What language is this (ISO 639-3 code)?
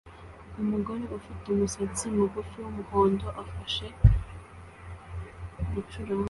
kin